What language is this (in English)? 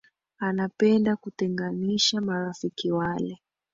Swahili